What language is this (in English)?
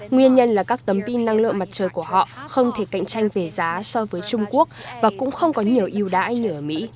Vietnamese